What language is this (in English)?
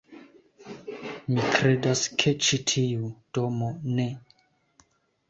Esperanto